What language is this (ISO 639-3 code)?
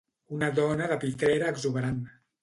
cat